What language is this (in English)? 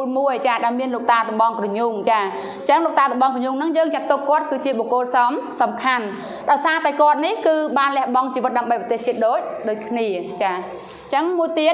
Thai